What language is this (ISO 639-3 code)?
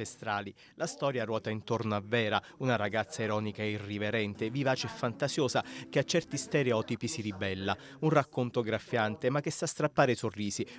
ita